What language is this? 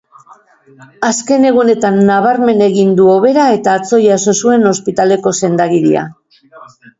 Basque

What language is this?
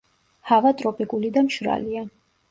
Georgian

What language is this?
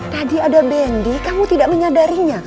Indonesian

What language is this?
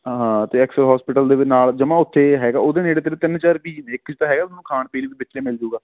Punjabi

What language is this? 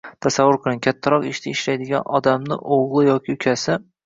Uzbek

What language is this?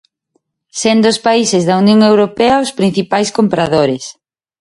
Galician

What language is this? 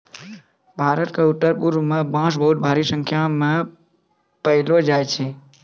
Maithili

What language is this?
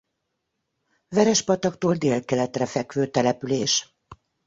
Hungarian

